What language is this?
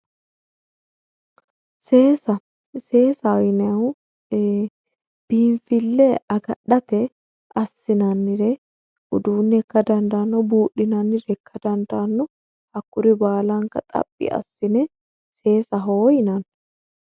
Sidamo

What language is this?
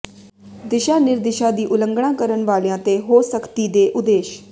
Punjabi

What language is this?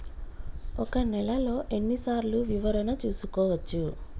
Telugu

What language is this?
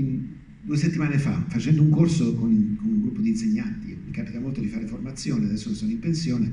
Italian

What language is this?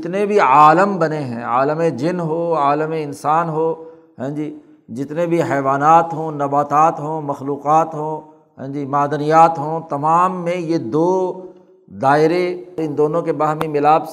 Urdu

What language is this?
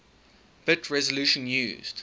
English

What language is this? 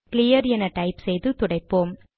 Tamil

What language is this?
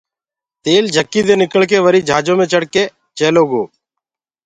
Gurgula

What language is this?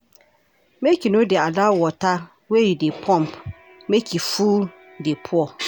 Nigerian Pidgin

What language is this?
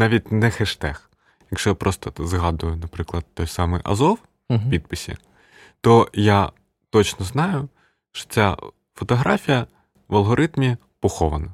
Ukrainian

